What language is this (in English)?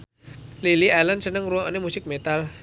Javanese